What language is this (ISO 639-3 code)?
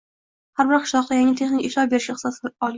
uzb